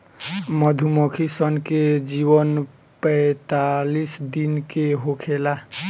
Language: Bhojpuri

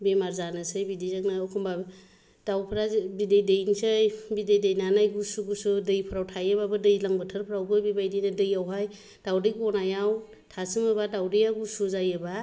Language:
Bodo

